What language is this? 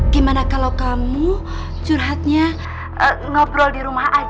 Indonesian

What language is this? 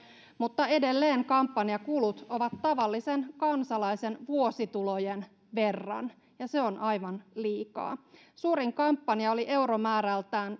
Finnish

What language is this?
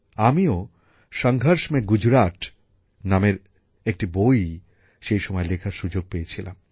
Bangla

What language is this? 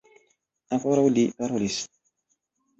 Esperanto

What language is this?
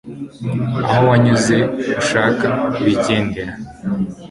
Kinyarwanda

